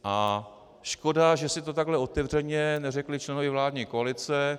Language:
Czech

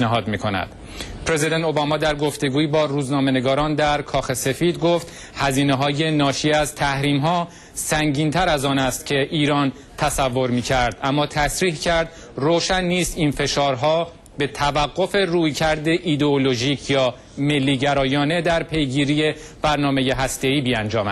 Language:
Persian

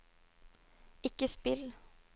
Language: Norwegian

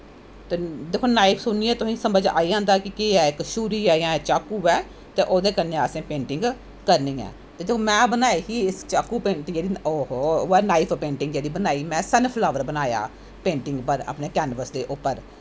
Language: Dogri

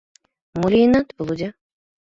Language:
Mari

